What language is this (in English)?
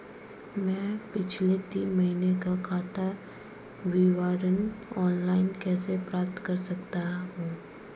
Hindi